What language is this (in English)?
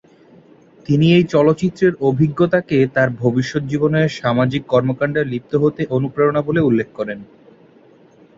Bangla